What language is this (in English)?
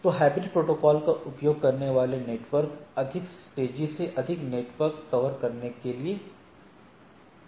Hindi